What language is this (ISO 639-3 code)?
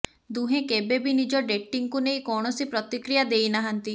ori